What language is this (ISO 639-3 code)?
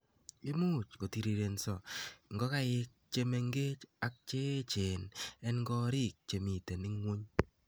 kln